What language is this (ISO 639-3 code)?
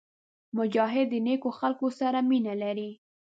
pus